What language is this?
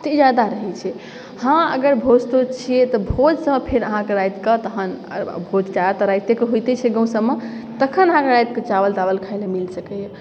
Maithili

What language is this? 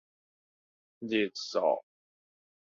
Min Nan Chinese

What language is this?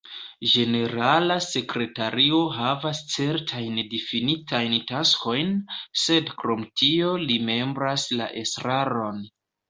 Esperanto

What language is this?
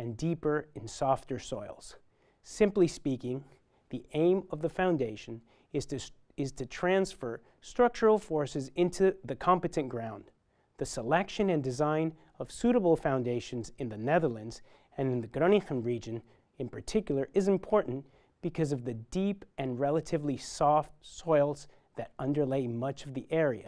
English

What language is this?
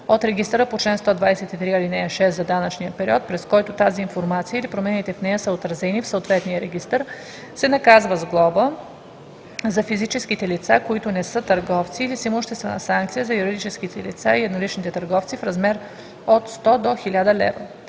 Bulgarian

